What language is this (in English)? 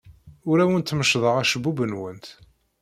Kabyle